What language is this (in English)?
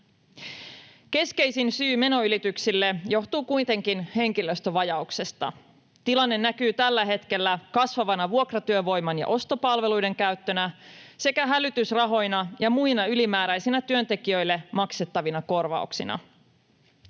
Finnish